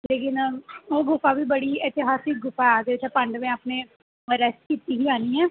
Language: Dogri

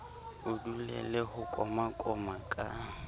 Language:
Southern Sotho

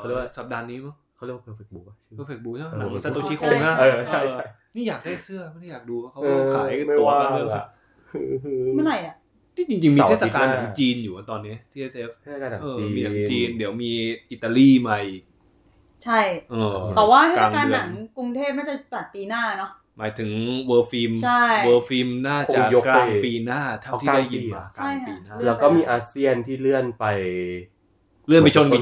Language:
Thai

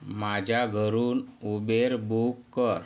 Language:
Marathi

